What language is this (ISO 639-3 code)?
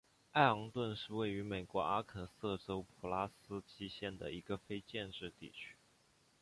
zho